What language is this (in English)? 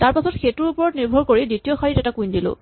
Assamese